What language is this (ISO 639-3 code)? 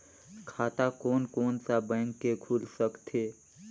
hne